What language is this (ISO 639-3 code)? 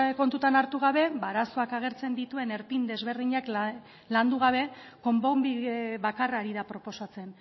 eus